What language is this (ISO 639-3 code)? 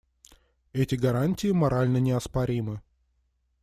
rus